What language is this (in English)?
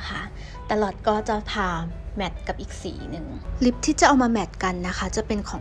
Thai